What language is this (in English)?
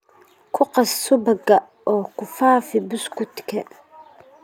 Somali